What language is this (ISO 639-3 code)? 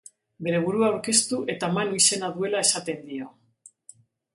eus